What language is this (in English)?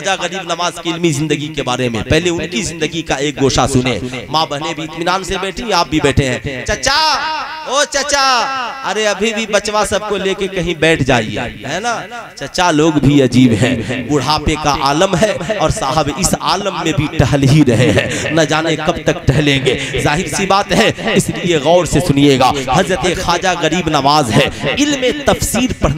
Hindi